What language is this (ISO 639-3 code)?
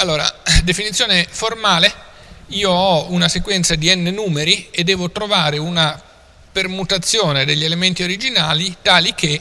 ita